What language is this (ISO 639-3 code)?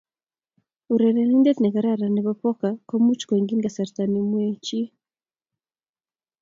kln